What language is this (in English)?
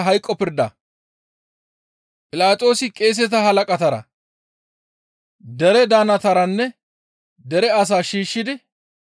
Gamo